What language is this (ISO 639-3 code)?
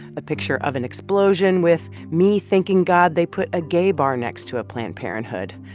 eng